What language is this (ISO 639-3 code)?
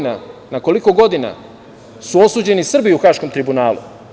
srp